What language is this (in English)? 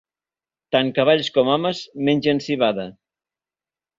Catalan